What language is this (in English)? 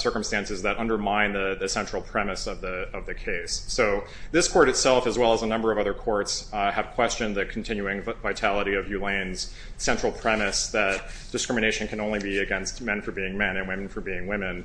English